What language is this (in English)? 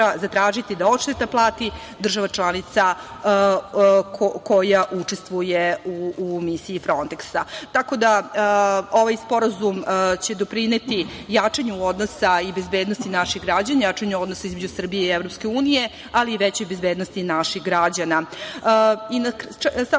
Serbian